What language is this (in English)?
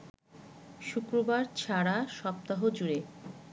Bangla